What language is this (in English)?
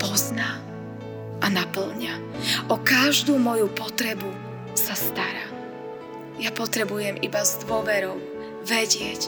Slovak